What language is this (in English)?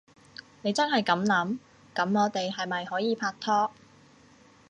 Cantonese